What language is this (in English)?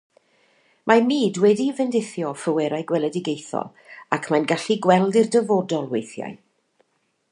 Welsh